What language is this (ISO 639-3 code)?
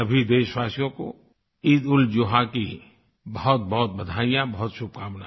hin